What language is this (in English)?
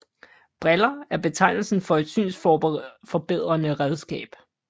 Danish